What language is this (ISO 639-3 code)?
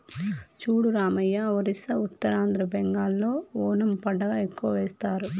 tel